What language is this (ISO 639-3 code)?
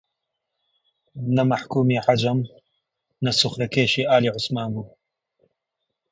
ckb